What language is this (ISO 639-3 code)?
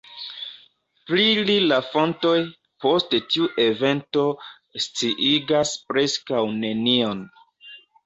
epo